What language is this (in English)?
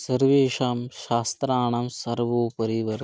Sanskrit